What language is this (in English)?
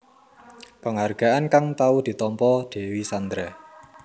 Javanese